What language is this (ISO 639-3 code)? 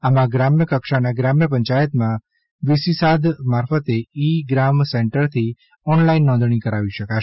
guj